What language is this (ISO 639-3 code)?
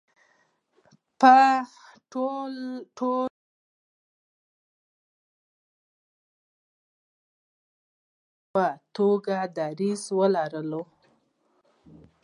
pus